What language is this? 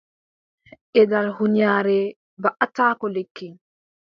Adamawa Fulfulde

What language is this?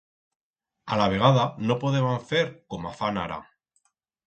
Aragonese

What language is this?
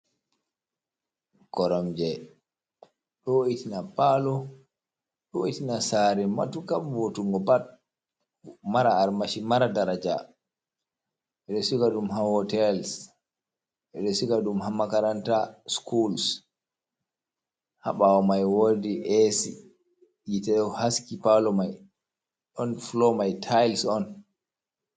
Fula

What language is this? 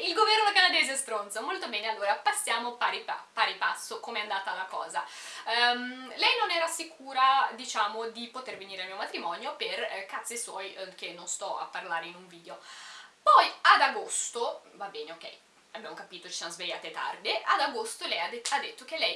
Italian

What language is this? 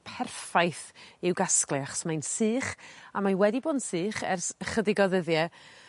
Welsh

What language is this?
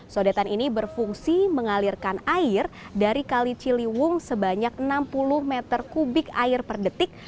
Indonesian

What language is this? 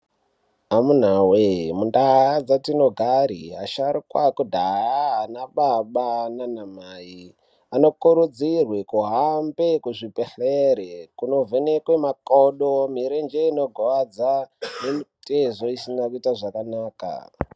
Ndau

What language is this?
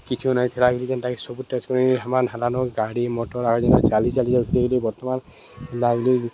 Odia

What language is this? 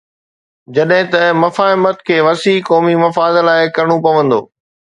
Sindhi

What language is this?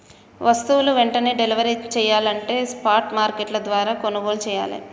Telugu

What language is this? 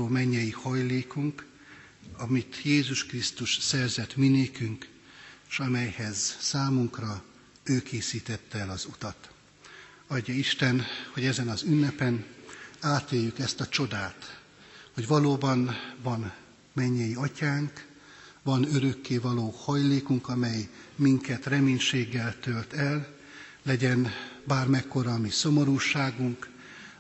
Hungarian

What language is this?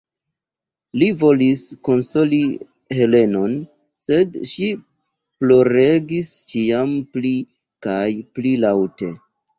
Esperanto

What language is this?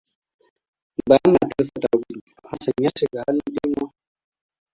Hausa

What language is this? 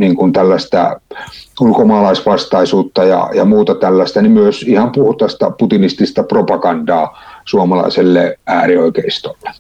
Finnish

